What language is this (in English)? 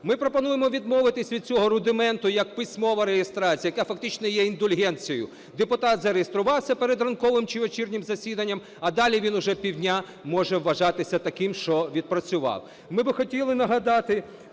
Ukrainian